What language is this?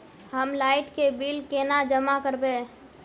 Magahi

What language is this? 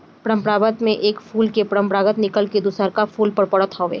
Bhojpuri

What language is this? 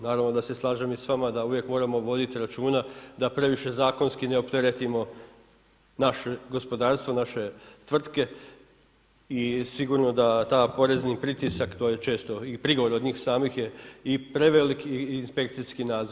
Croatian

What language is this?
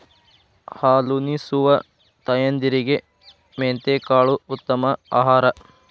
Kannada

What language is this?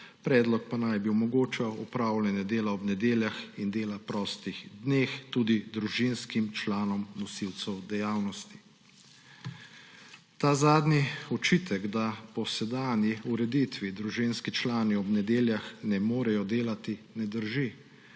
Slovenian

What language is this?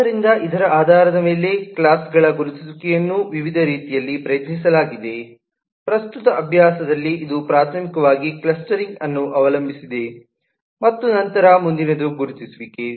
Kannada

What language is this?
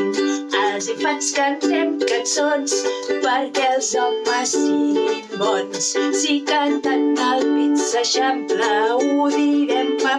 Spanish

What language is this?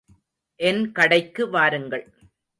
Tamil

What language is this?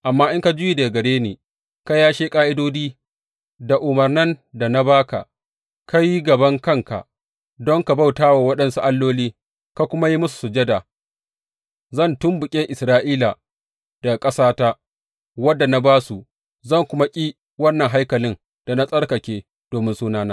Hausa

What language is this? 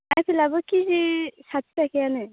Bodo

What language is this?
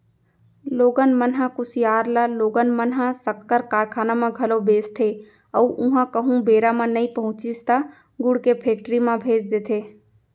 Chhattisgarhi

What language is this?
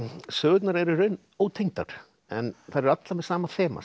Icelandic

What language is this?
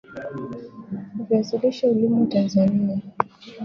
Swahili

